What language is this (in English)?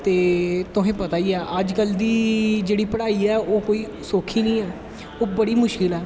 Dogri